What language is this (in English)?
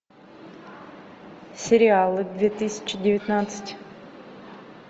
Russian